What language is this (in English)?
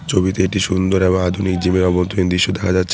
Bangla